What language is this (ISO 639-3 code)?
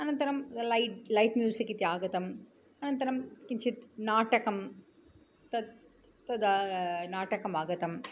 san